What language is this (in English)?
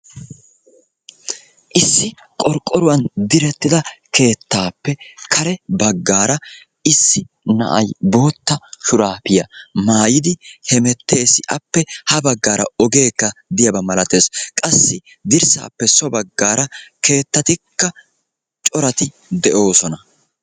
Wolaytta